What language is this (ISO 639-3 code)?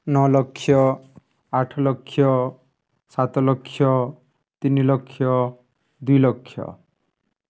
ori